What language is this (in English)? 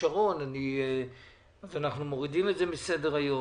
Hebrew